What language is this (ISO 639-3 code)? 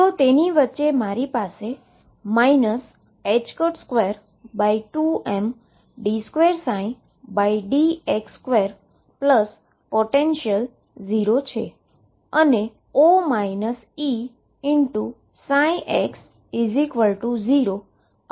guj